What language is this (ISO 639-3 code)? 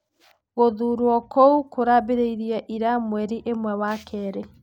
kik